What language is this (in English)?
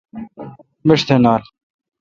Kalkoti